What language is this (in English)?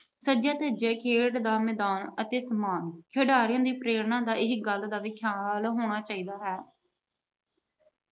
Punjabi